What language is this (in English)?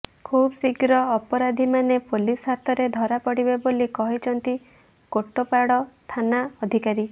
Odia